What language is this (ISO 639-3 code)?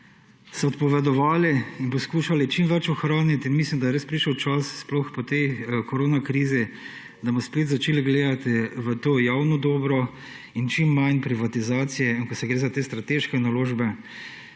slv